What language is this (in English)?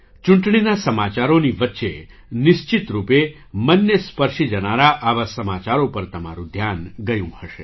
Gujarati